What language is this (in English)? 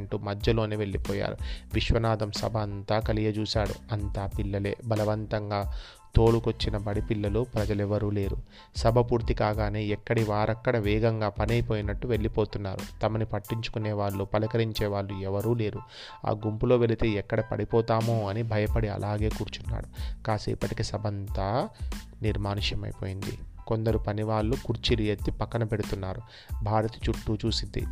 Telugu